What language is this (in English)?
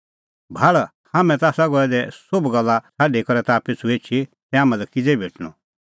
Kullu Pahari